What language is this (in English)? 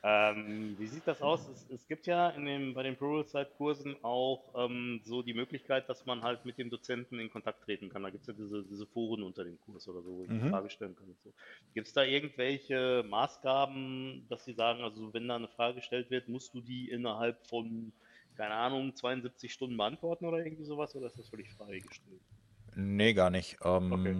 German